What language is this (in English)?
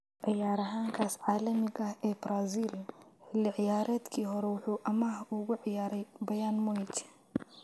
Somali